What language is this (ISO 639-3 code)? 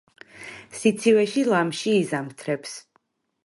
kat